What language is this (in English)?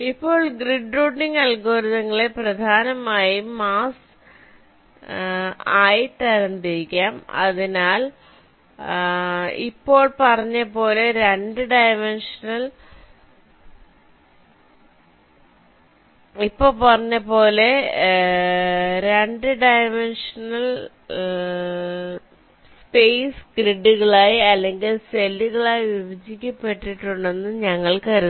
Malayalam